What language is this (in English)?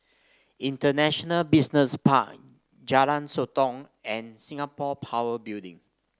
English